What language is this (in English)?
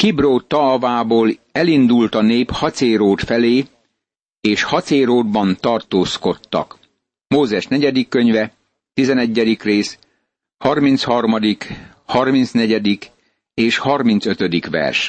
Hungarian